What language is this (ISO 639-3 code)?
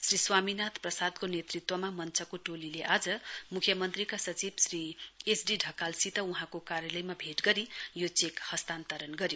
nep